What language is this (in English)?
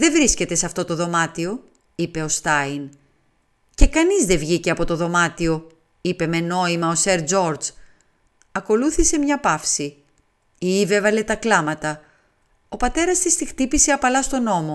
Greek